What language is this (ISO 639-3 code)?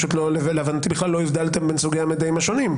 heb